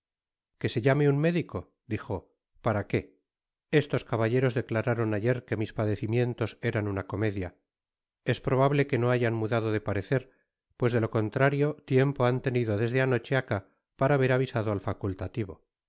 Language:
Spanish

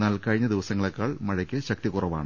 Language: Malayalam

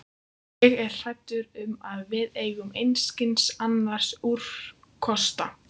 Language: Icelandic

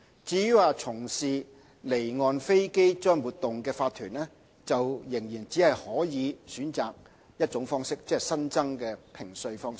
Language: Cantonese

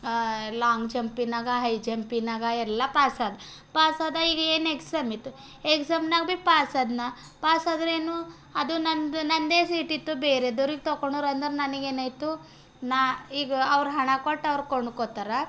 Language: Kannada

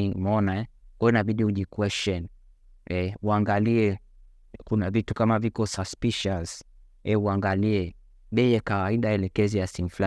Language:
Swahili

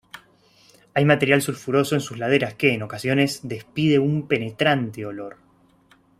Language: Spanish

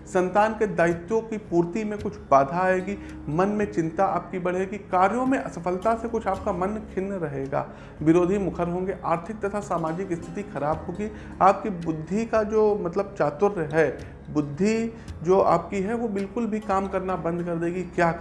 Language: Hindi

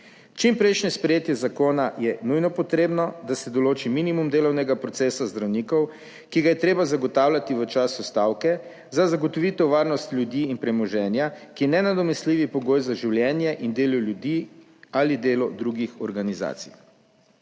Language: Slovenian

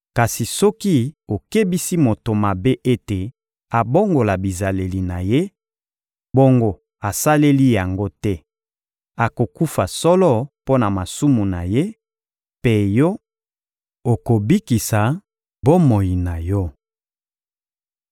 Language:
Lingala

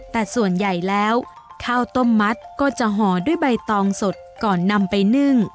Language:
Thai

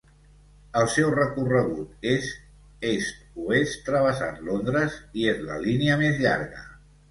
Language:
Catalan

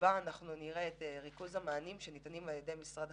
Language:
Hebrew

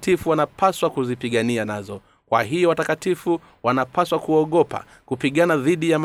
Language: Swahili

